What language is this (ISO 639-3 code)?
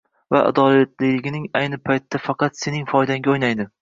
uzb